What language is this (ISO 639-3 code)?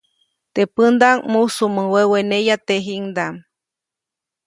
zoc